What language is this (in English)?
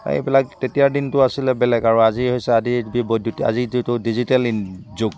Assamese